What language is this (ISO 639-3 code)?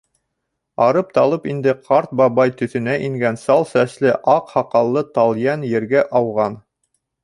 bak